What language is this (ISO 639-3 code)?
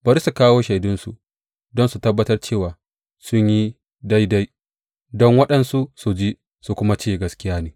hau